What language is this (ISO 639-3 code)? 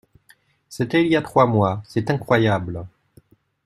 fra